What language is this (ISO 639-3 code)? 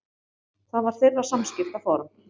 isl